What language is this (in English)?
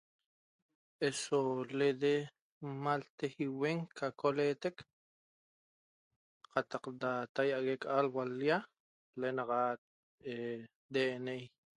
Toba